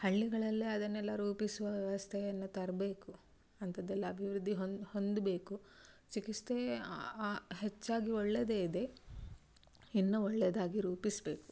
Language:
Kannada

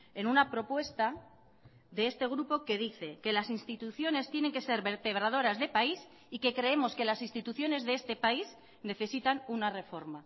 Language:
Spanish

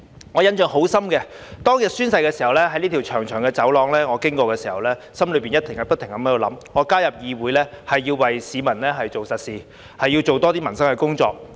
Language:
Cantonese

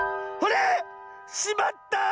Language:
Japanese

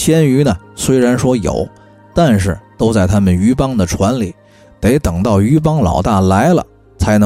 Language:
Chinese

